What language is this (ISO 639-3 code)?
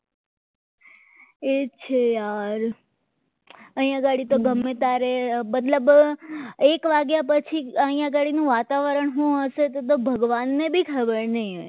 guj